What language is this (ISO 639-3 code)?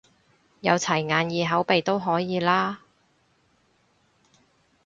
yue